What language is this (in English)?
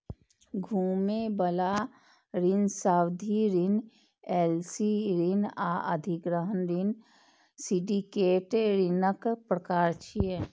Maithili